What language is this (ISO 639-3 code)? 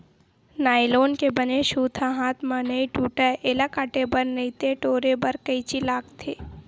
hne